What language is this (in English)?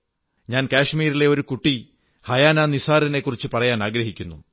Malayalam